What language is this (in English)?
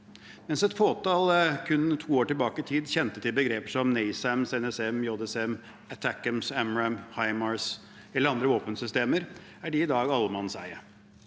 Norwegian